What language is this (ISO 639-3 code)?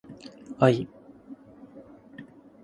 jpn